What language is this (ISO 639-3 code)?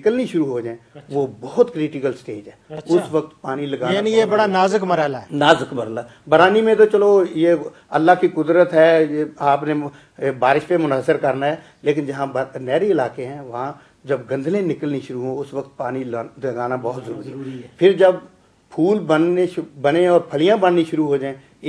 ara